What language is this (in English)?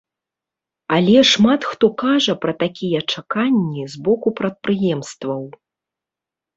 Belarusian